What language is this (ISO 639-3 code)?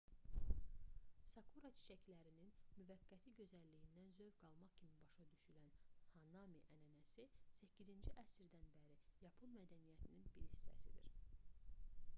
aze